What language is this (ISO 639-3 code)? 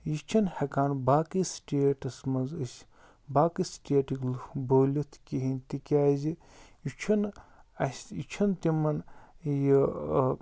kas